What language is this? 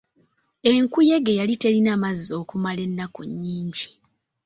Ganda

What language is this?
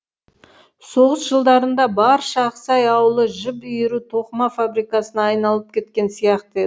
Kazakh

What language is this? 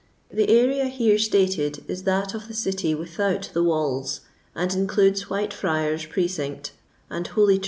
English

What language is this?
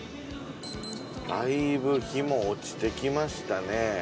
Japanese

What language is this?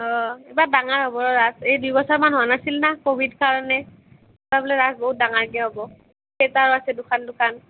Assamese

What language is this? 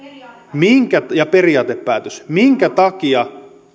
Finnish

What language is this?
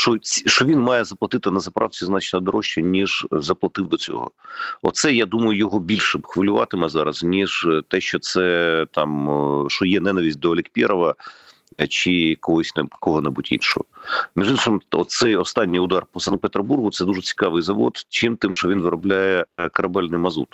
Ukrainian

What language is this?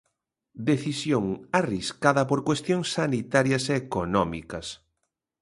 Galician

